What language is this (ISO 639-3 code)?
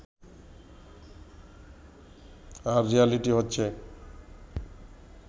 ben